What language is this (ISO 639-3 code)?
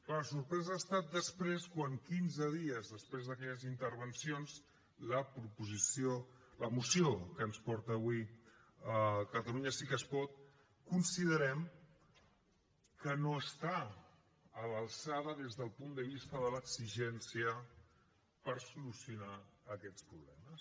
cat